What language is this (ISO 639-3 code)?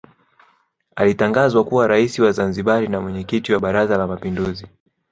swa